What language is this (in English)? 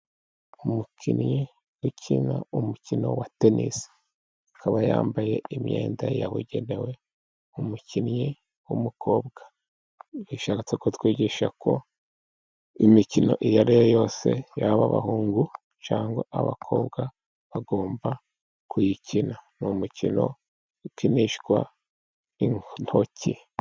Kinyarwanda